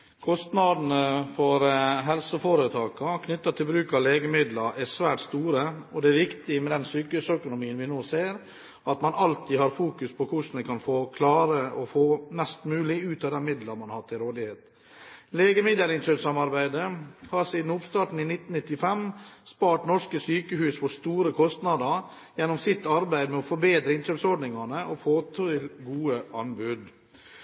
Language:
Norwegian Bokmål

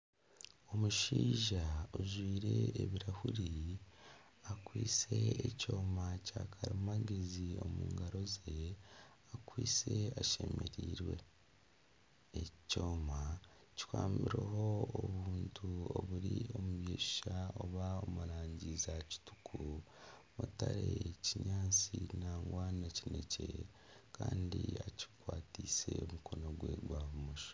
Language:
Nyankole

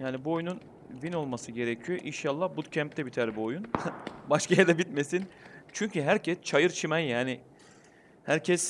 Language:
Turkish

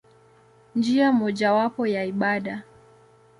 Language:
Swahili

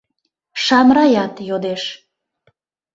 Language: Mari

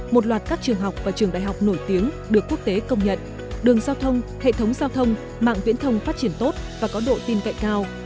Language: Vietnamese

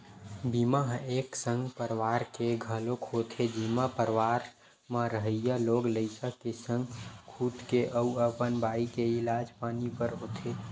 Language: Chhattisgarhi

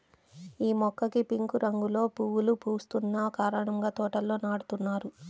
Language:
Telugu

